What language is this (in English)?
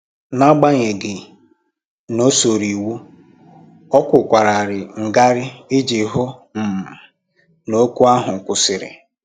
Igbo